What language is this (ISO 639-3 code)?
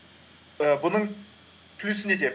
kaz